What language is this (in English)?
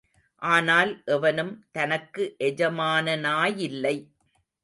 Tamil